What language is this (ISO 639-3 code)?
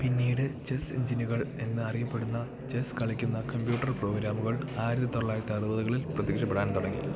mal